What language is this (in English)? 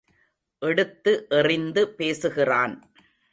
Tamil